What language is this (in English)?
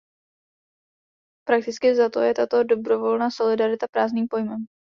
Czech